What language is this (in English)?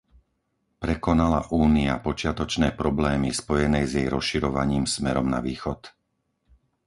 Slovak